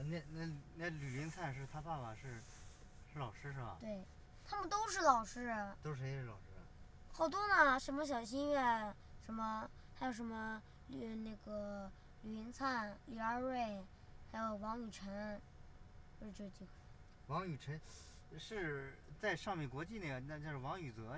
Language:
Chinese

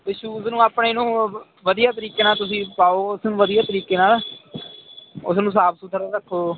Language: Punjabi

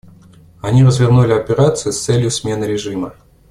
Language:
Russian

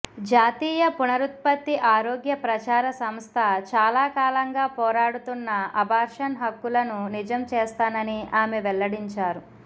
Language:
Telugu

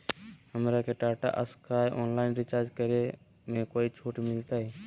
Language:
Magahi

